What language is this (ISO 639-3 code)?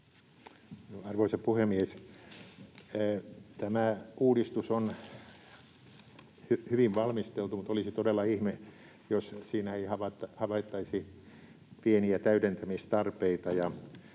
fin